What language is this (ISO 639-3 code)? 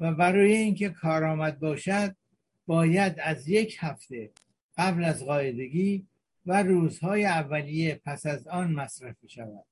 fas